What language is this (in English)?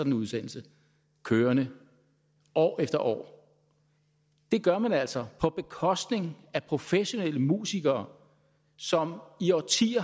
Danish